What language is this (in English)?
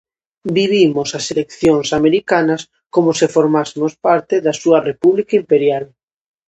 Galician